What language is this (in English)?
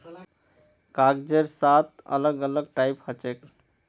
Magahi